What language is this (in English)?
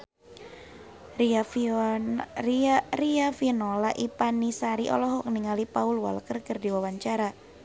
Sundanese